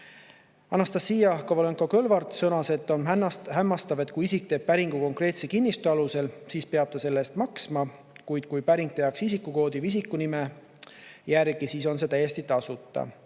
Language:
Estonian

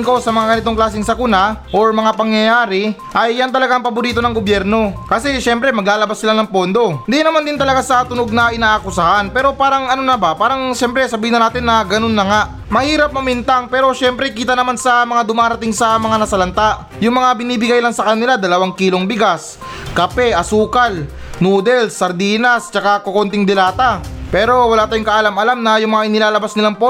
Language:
Filipino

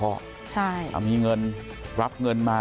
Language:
Thai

